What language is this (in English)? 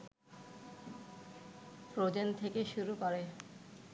Bangla